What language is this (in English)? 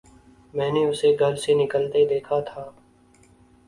Urdu